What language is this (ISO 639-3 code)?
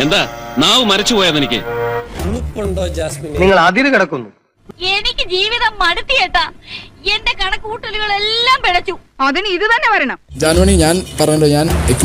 mal